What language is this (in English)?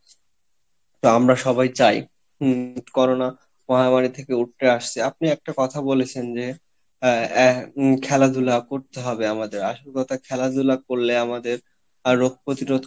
Bangla